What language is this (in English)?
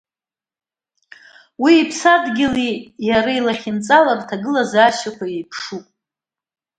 Abkhazian